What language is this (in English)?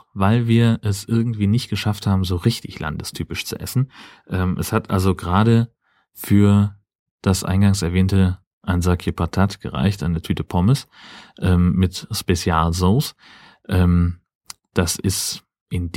German